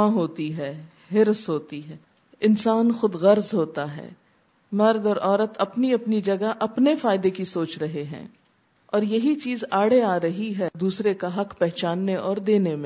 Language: Urdu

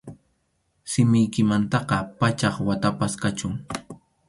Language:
Arequipa-La Unión Quechua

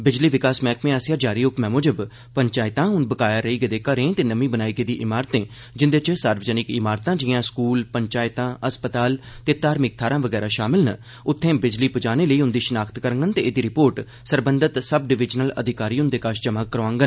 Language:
Dogri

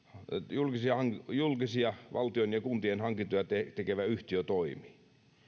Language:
Finnish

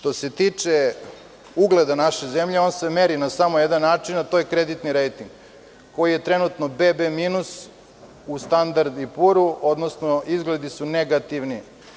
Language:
Serbian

